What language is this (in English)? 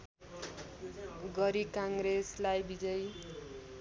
Nepali